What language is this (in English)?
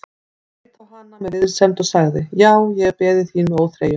Icelandic